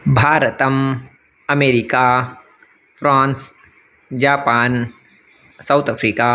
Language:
Sanskrit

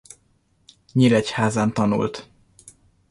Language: Hungarian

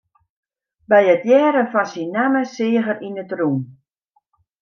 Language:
Western Frisian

